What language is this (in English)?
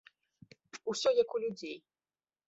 Belarusian